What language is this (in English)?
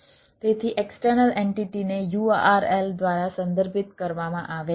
Gujarati